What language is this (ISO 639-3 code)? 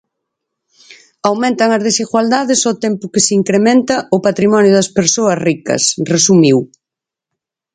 glg